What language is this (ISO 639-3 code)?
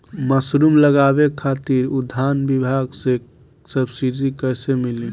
bho